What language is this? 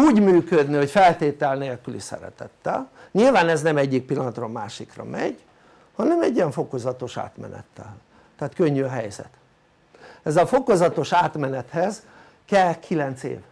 Hungarian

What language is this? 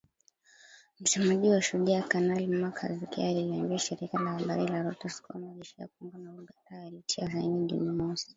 Swahili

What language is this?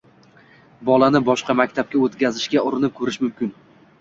Uzbek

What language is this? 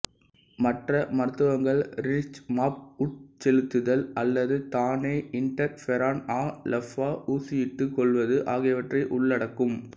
Tamil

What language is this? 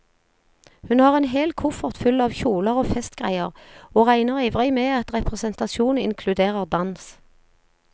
Norwegian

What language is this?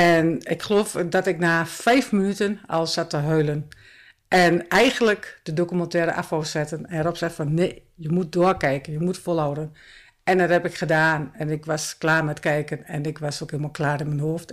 Dutch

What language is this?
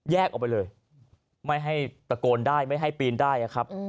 Thai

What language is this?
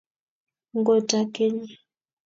Kalenjin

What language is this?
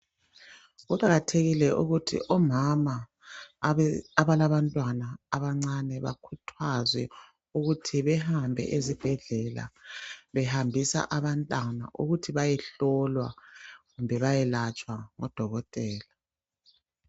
North Ndebele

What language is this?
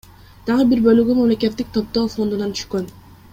Kyrgyz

